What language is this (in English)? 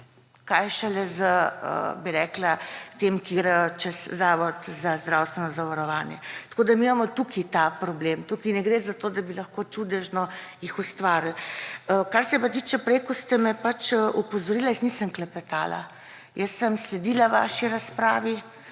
Slovenian